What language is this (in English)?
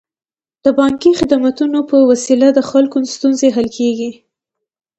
Pashto